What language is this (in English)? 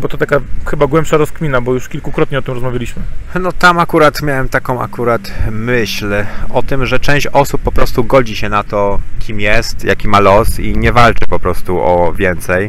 Polish